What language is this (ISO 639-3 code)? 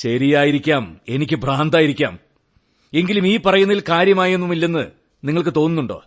mal